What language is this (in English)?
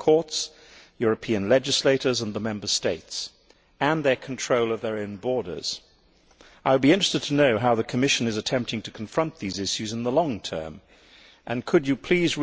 English